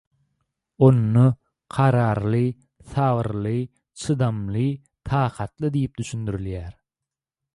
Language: Turkmen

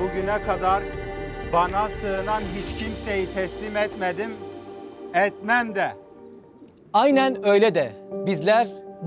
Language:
Turkish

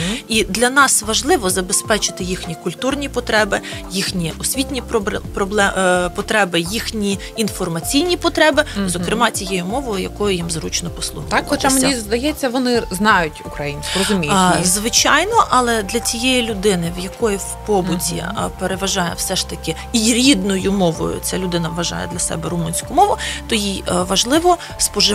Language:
Ukrainian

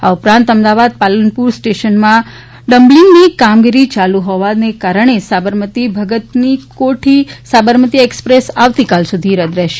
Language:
Gujarati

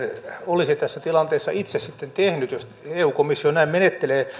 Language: Finnish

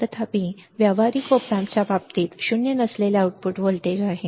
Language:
Marathi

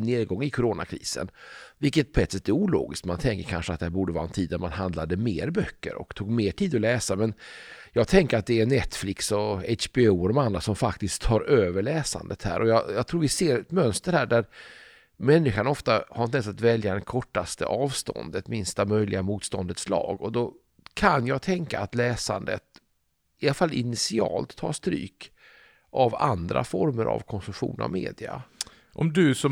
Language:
Swedish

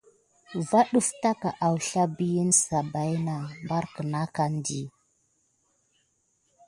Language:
Gidar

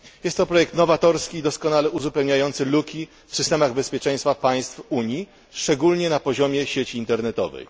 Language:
Polish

